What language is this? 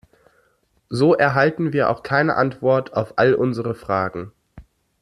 German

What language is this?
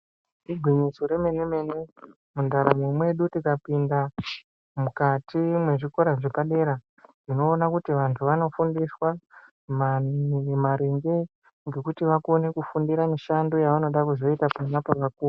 Ndau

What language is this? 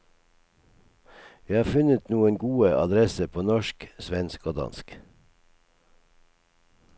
Norwegian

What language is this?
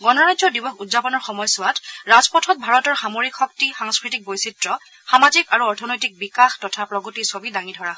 Assamese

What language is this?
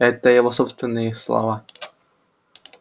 Russian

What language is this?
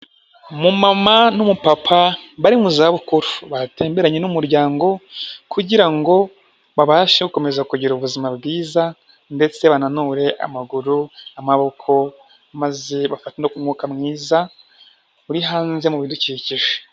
Kinyarwanda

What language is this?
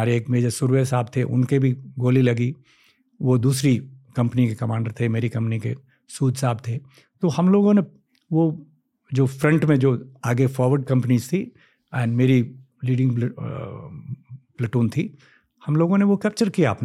Hindi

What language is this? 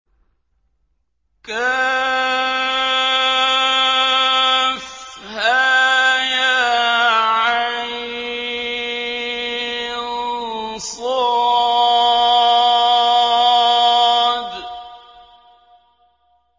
Arabic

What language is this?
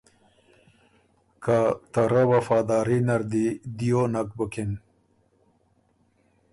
Ormuri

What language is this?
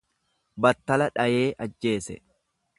Oromo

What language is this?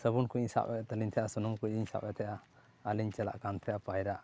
Santali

